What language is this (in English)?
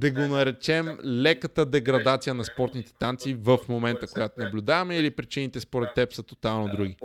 Bulgarian